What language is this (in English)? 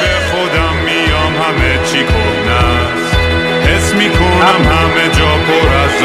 Persian